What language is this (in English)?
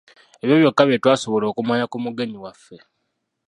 Ganda